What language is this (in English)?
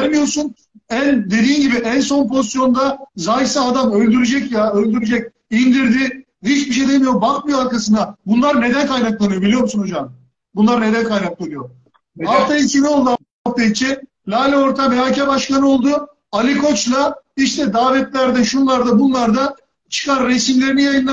Turkish